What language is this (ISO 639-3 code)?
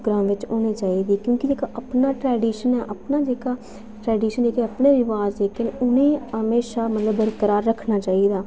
doi